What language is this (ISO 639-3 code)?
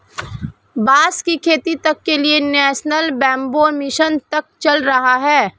hin